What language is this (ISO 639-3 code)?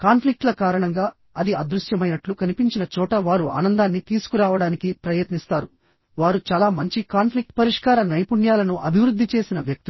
tel